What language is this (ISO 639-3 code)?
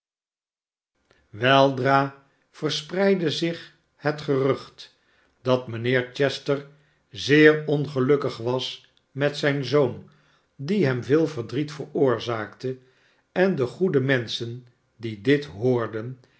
nld